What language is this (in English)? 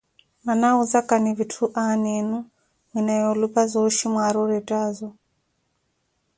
Koti